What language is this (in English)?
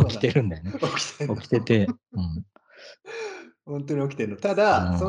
Japanese